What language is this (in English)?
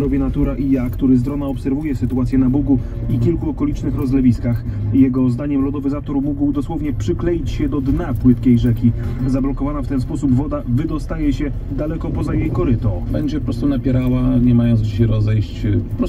Polish